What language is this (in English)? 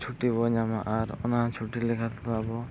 Santali